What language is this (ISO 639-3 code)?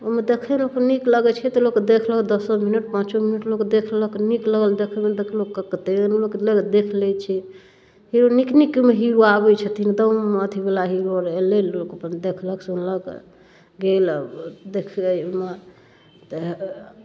mai